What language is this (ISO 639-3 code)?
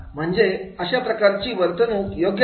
mar